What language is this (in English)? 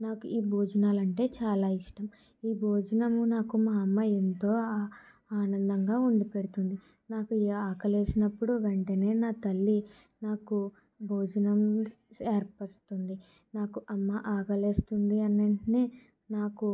Telugu